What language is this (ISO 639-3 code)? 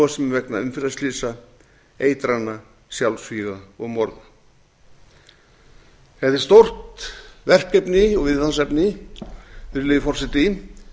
isl